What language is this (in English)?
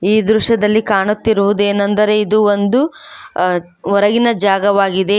Kannada